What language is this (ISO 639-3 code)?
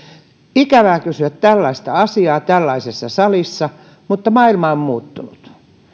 fin